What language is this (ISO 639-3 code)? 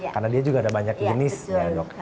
ind